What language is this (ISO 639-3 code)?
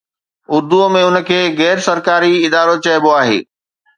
snd